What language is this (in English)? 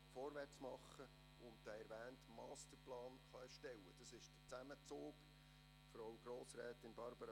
Swiss German